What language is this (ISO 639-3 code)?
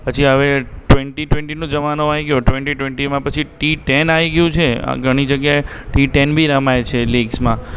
guj